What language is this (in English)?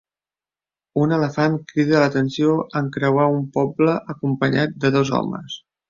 Catalan